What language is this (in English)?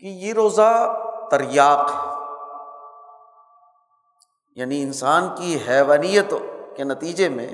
Urdu